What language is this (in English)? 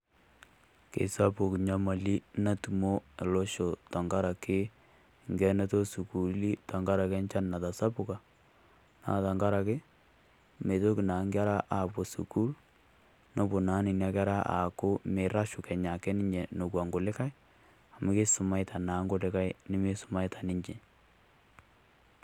Masai